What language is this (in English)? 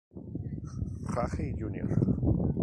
Spanish